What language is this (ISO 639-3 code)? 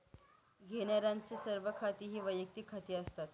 mar